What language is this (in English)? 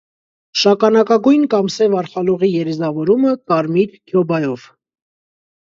Armenian